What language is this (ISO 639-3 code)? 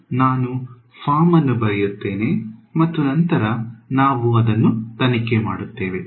kan